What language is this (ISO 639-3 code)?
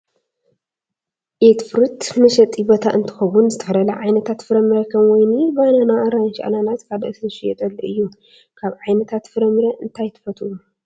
tir